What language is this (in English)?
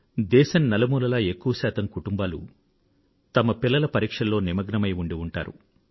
Telugu